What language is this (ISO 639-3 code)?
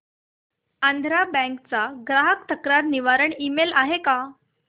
mar